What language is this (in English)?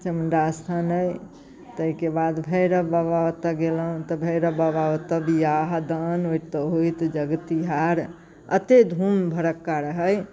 Maithili